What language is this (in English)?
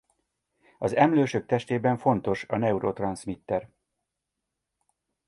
Hungarian